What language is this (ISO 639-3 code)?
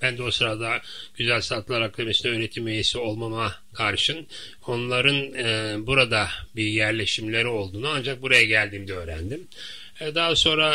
tur